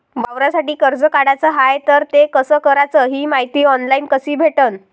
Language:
Marathi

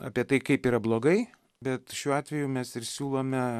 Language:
Lithuanian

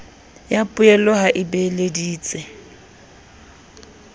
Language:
Southern Sotho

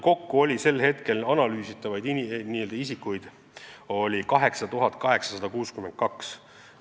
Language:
Estonian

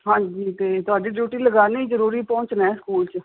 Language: Punjabi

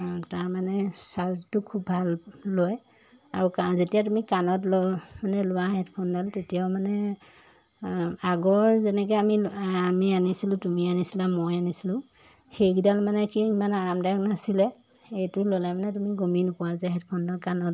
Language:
Assamese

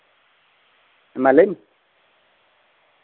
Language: Santali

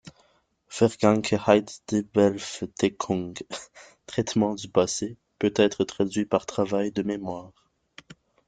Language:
French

